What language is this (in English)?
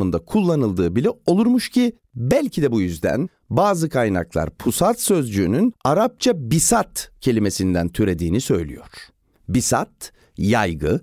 Turkish